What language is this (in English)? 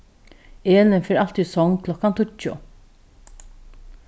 Faroese